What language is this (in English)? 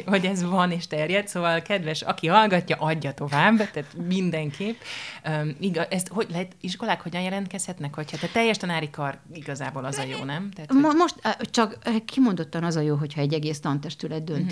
Hungarian